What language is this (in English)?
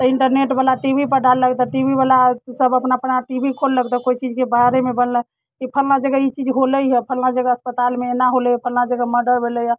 Maithili